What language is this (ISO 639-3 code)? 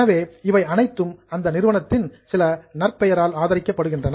tam